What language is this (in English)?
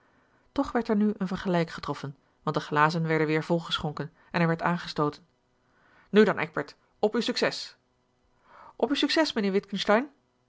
Dutch